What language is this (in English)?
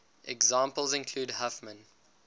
English